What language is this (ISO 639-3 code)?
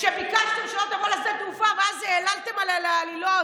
heb